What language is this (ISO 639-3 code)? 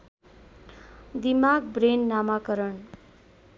nep